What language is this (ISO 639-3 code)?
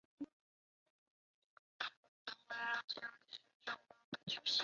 zho